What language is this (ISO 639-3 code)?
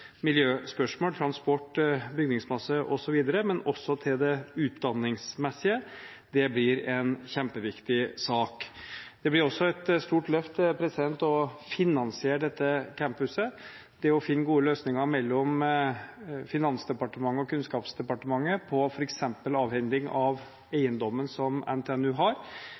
nob